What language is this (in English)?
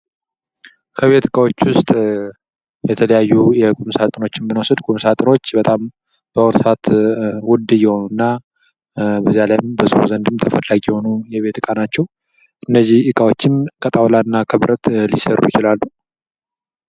Amharic